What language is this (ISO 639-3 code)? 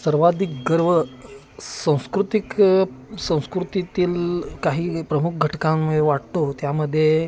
mar